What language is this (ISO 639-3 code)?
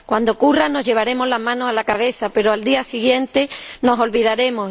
spa